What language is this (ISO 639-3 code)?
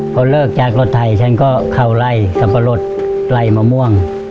tha